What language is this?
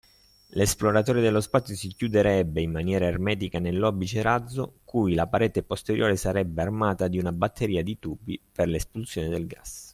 Italian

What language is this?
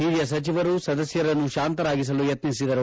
Kannada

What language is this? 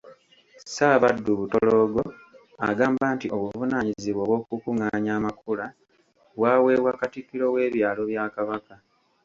Ganda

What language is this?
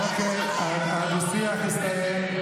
Hebrew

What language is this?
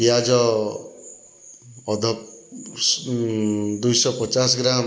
Odia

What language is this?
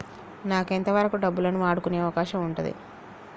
Telugu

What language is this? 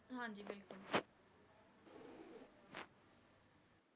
Punjabi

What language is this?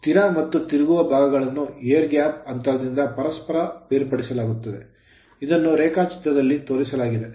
Kannada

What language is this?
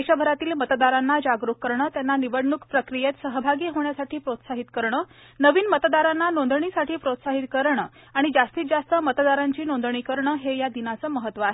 Marathi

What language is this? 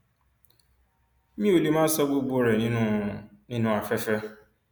Yoruba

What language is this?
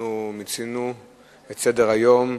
Hebrew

